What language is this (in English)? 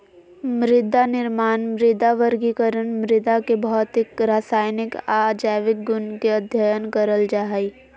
Magahi